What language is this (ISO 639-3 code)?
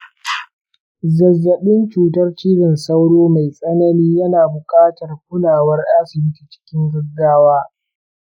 hau